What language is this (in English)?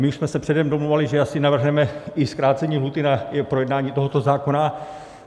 Czech